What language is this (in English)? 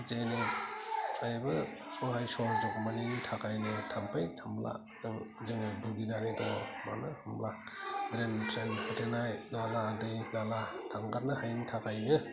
Bodo